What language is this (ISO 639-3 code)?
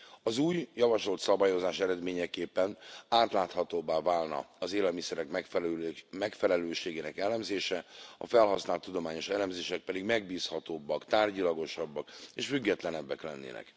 hun